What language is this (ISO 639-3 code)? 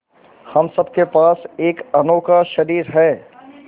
hin